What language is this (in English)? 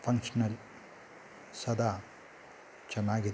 Kannada